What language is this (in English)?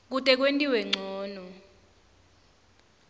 Swati